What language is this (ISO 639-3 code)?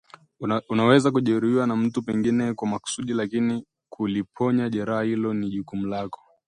swa